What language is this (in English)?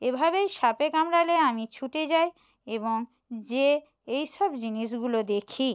Bangla